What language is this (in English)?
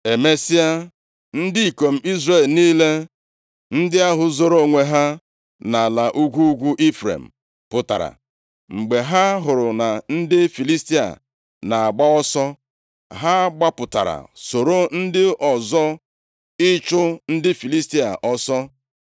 Igbo